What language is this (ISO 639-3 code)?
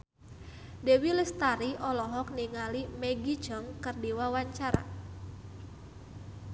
sun